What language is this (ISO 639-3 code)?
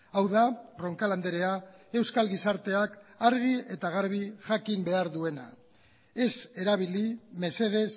eus